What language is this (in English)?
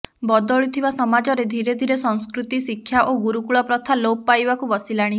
Odia